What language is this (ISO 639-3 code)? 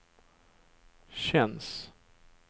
swe